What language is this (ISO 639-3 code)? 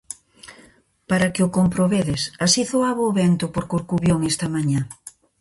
glg